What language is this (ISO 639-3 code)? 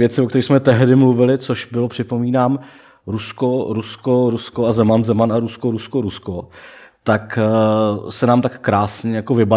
ces